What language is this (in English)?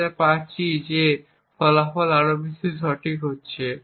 Bangla